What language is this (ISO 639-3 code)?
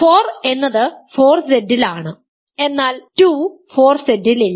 mal